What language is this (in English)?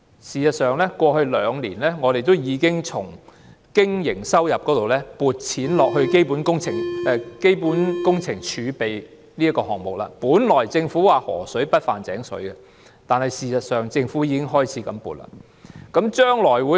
Cantonese